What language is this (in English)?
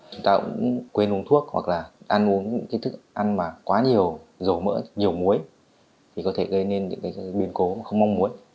Vietnamese